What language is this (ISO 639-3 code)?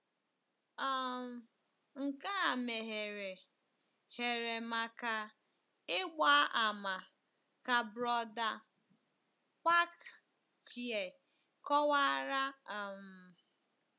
ibo